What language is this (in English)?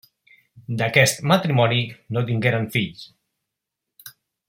Catalan